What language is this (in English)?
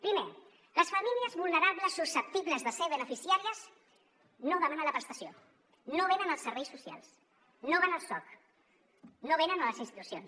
Catalan